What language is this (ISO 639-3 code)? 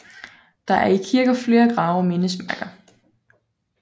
dan